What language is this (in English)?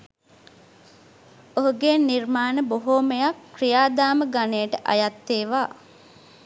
Sinhala